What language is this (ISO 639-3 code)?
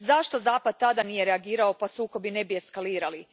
hrv